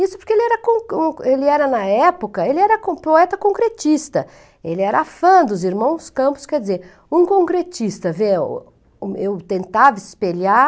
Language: Portuguese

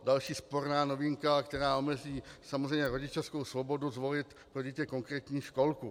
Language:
Czech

